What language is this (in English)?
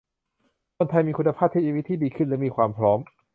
Thai